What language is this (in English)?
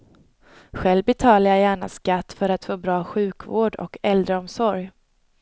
Swedish